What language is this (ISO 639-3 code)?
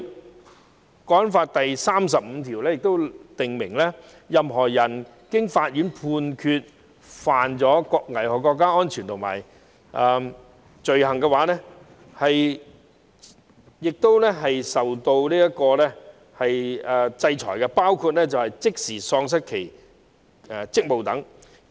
yue